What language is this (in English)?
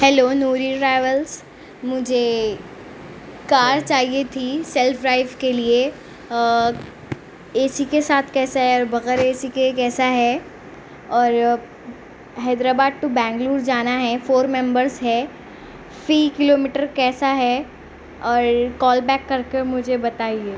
Urdu